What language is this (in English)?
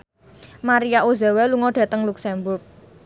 Javanese